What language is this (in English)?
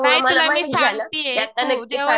Marathi